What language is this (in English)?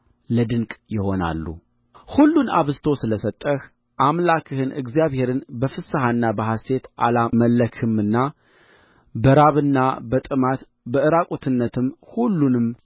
Amharic